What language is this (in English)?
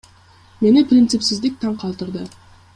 Kyrgyz